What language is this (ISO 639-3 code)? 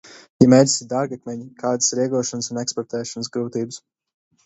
lav